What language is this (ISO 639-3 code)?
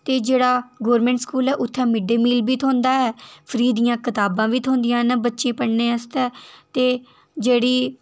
doi